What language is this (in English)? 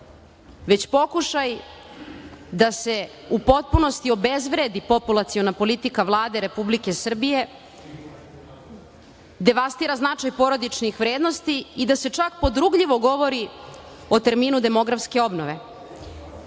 Serbian